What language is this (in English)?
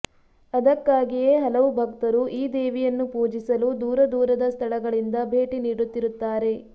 Kannada